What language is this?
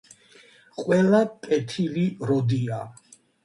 Georgian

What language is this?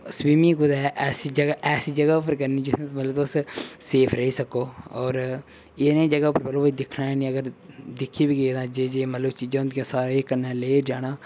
Dogri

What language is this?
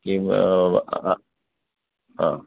Sanskrit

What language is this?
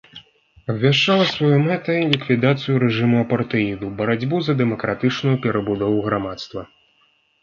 Belarusian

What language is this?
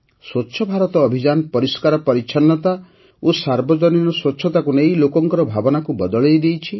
Odia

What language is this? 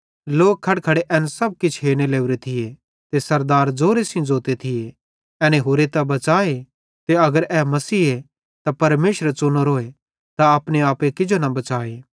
Bhadrawahi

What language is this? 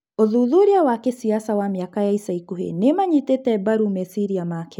Kikuyu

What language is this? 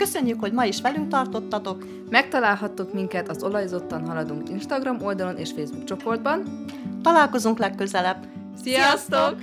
Hungarian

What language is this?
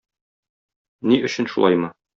Tatar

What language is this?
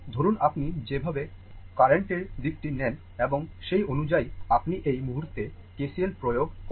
Bangla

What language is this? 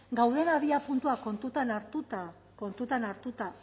Basque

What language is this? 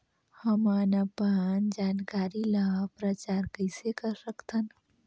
Chhattisgarhi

